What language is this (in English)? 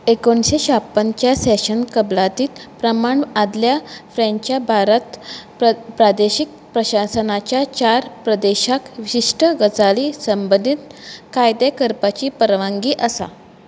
Konkani